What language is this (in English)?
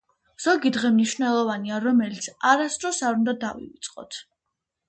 Georgian